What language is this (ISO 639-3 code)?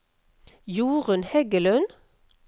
nor